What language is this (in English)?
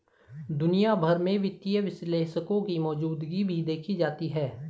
Hindi